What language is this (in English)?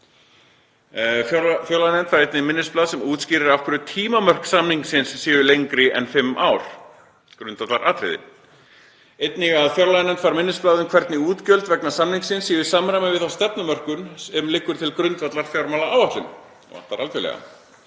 Icelandic